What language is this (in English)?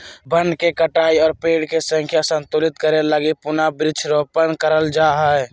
Magahi